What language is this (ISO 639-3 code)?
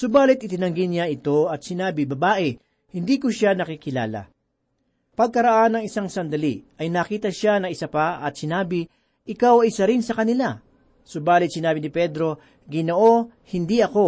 fil